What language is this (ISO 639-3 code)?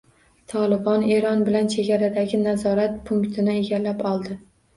uzb